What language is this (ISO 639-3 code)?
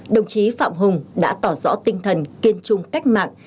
vie